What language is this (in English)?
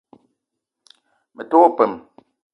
Eton (Cameroon)